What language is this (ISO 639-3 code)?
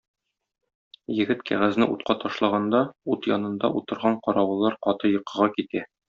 tat